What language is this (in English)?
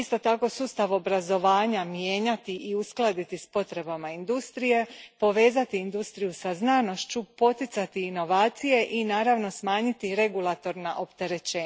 Croatian